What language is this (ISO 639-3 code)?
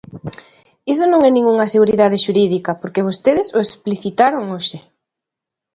glg